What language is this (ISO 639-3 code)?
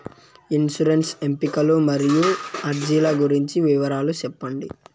tel